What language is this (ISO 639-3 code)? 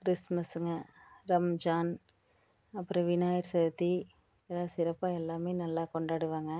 tam